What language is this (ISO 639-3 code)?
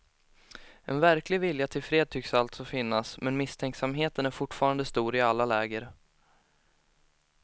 swe